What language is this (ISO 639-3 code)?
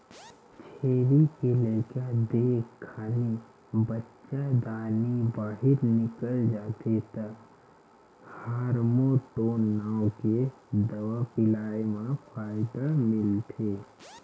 hne